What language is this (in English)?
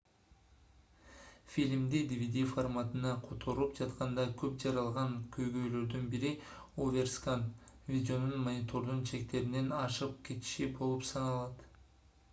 Kyrgyz